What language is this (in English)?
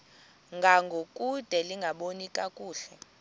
Xhosa